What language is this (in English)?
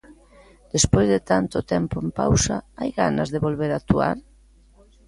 Galician